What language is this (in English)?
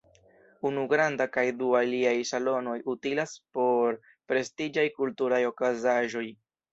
Esperanto